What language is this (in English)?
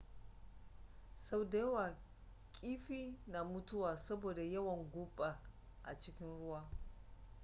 Hausa